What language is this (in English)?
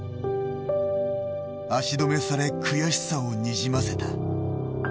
Japanese